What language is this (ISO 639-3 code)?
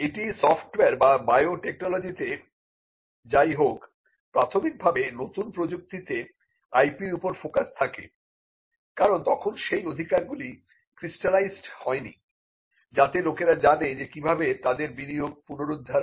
ben